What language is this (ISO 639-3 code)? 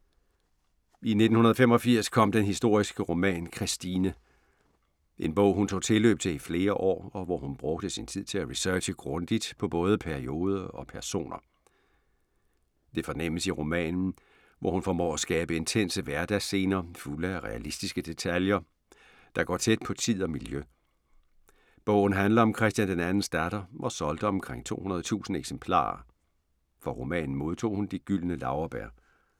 dan